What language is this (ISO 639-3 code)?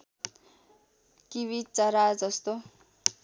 nep